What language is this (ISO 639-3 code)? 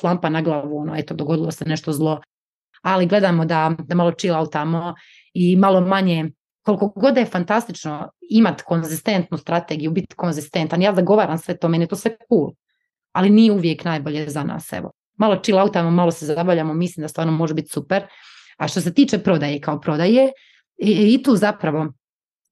hrv